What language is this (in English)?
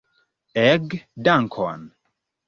Esperanto